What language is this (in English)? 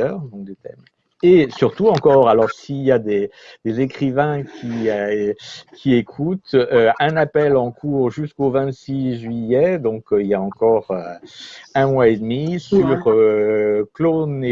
French